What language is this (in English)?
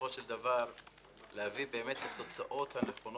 Hebrew